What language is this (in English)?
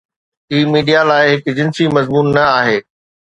Sindhi